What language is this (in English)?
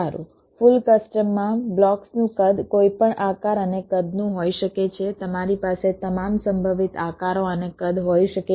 Gujarati